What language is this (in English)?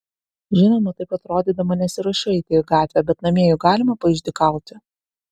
Lithuanian